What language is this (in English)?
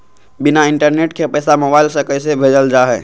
Magahi